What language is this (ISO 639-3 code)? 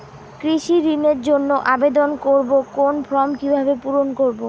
ben